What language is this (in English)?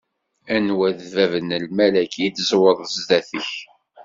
Kabyle